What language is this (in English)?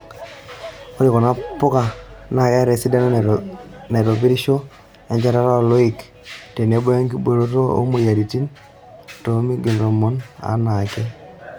Masai